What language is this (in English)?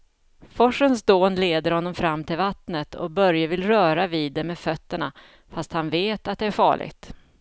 Swedish